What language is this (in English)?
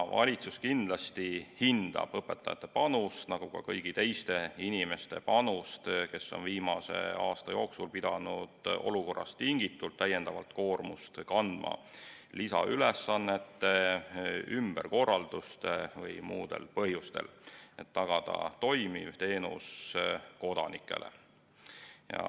Estonian